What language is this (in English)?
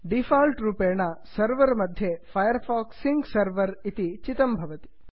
Sanskrit